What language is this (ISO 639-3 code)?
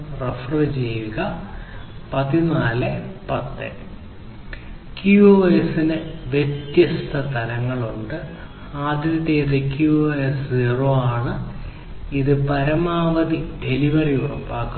mal